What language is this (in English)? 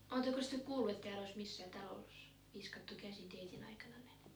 Finnish